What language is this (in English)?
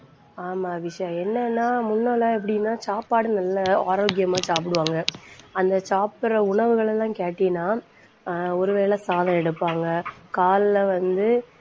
Tamil